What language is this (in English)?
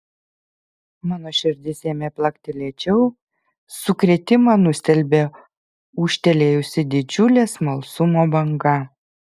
Lithuanian